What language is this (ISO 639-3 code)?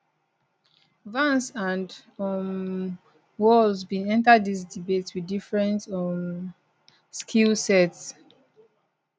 pcm